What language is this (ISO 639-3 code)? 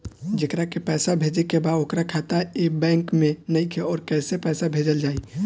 bho